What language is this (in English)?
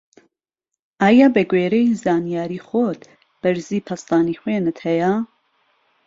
Central Kurdish